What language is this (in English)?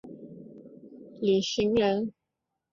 Chinese